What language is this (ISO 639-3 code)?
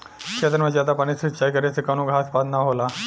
bho